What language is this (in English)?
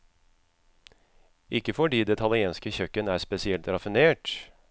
Norwegian